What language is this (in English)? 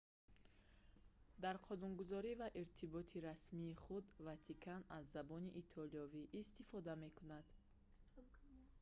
Tajik